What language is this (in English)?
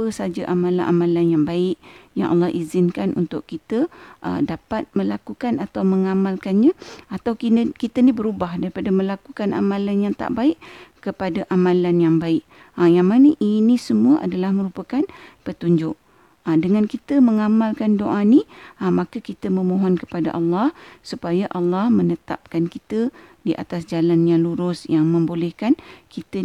Malay